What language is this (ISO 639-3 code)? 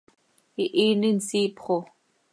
sei